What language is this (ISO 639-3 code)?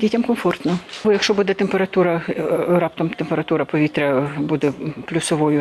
ukr